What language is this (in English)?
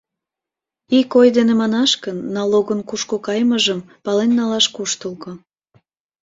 Mari